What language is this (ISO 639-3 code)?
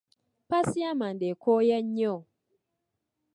lug